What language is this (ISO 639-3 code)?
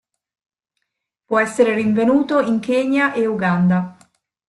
ita